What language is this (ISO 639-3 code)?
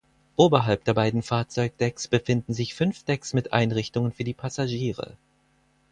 deu